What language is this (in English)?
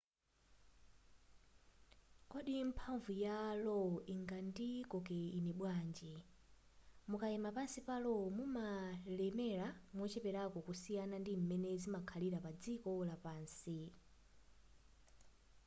Nyanja